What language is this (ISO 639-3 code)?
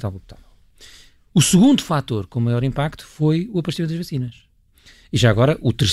por